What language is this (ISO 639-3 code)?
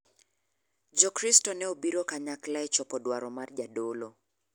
luo